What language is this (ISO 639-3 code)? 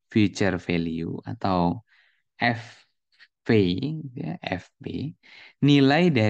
ind